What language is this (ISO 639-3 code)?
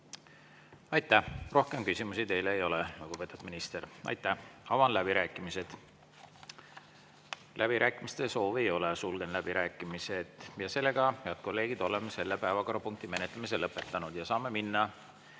est